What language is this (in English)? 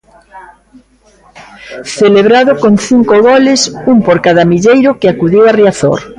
Galician